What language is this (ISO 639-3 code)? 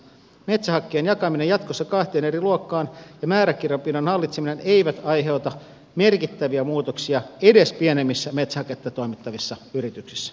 fin